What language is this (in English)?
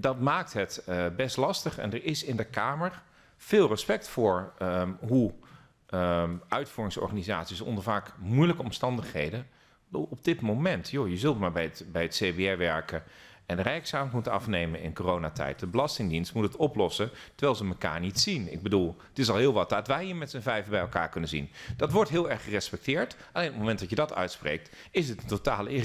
Dutch